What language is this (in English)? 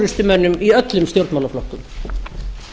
Icelandic